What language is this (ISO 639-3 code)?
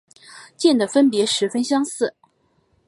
zho